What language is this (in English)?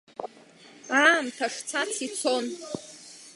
Abkhazian